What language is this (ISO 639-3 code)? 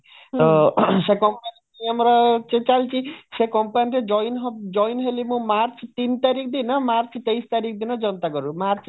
ori